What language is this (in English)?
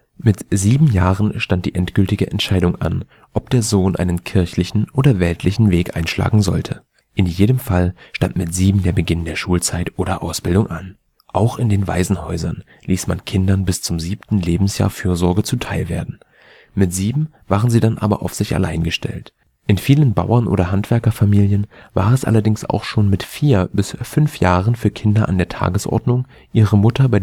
German